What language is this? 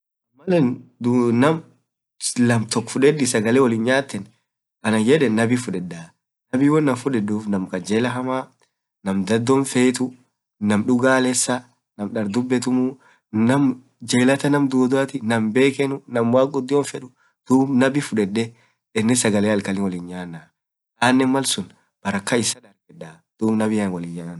Orma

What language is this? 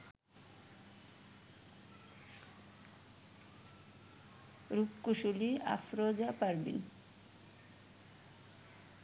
Bangla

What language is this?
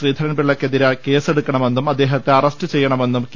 Malayalam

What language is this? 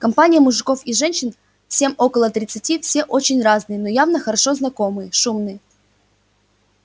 Russian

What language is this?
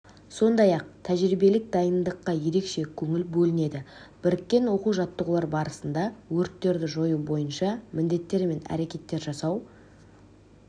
Kazakh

